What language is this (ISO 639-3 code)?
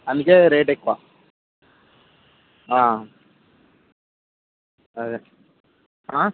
tel